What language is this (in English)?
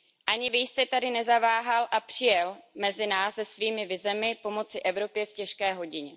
Czech